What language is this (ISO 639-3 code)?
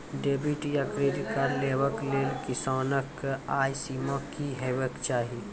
mai